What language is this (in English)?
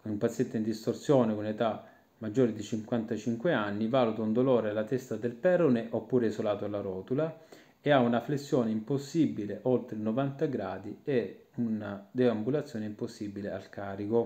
Italian